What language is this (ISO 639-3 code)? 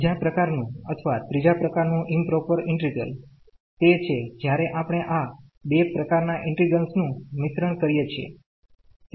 guj